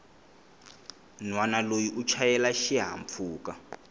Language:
Tsonga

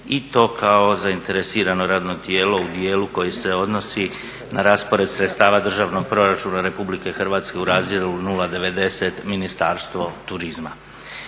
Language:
Croatian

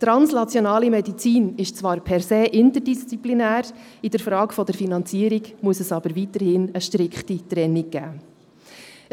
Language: Swiss German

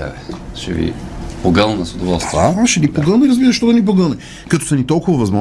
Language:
Bulgarian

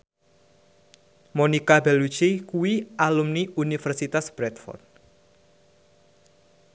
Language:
Javanese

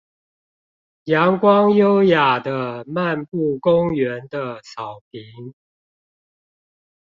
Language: Chinese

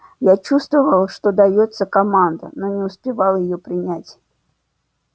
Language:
Russian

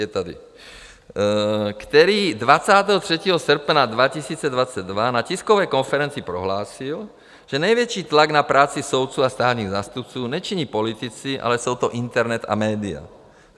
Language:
Czech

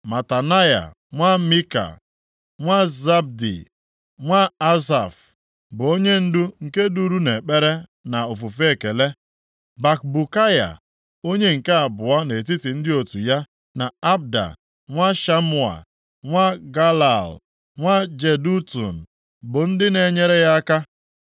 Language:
Igbo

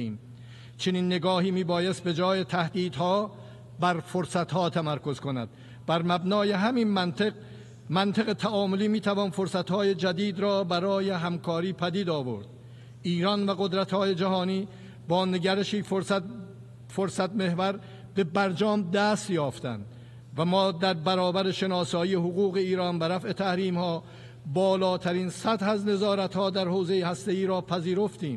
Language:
Persian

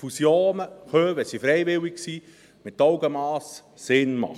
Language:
Swiss German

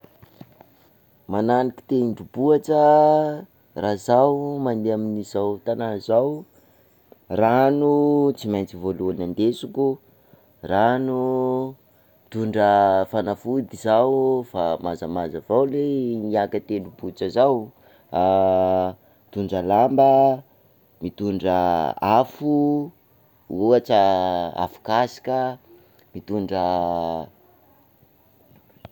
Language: Sakalava Malagasy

